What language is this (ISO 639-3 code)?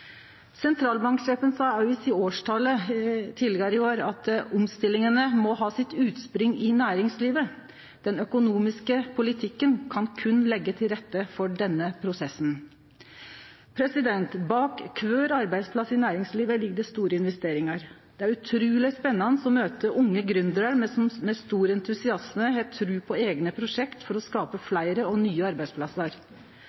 nno